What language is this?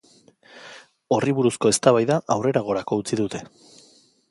Basque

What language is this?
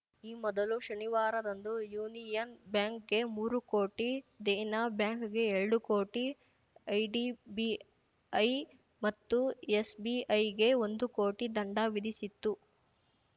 Kannada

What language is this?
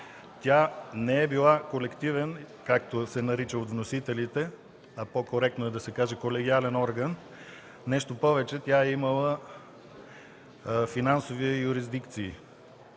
Bulgarian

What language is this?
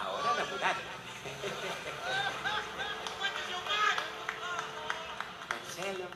Spanish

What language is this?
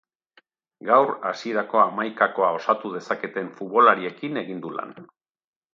Basque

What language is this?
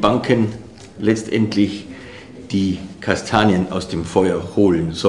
German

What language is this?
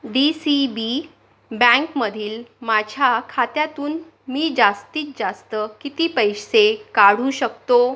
Marathi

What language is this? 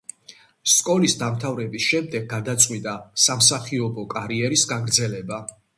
Georgian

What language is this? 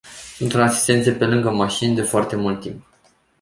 Romanian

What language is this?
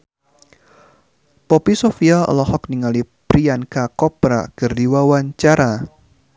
Sundanese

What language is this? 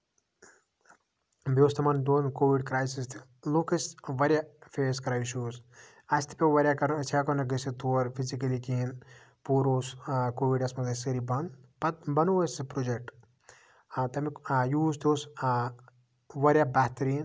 Kashmiri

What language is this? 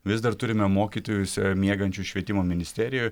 Lithuanian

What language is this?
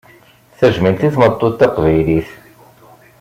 Kabyle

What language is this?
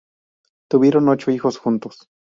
Spanish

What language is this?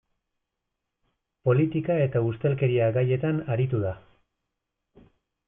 Basque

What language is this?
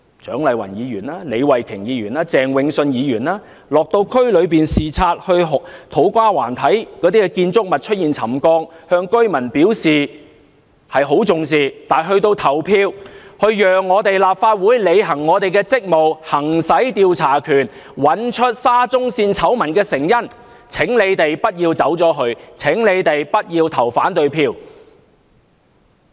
Cantonese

